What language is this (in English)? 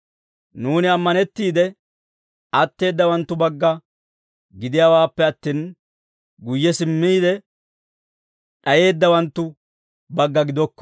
Dawro